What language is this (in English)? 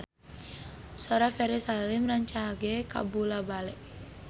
Sundanese